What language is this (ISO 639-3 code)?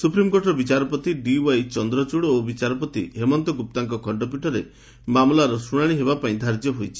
ori